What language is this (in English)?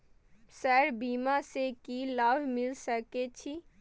Maithili